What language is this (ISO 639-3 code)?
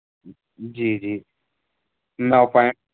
urd